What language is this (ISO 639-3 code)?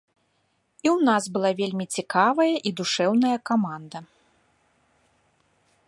bel